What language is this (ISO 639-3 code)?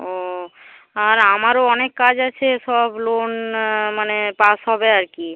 ben